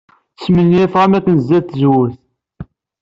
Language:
Kabyle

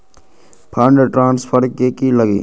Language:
Magahi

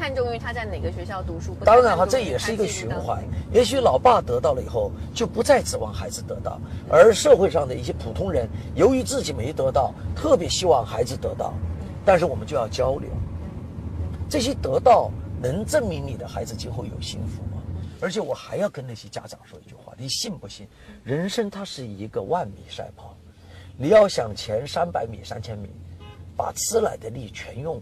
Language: Chinese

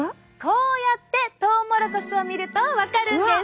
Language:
Japanese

